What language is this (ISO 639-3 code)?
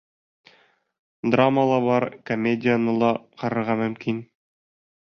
bak